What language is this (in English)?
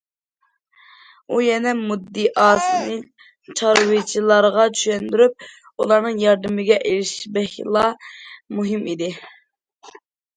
Uyghur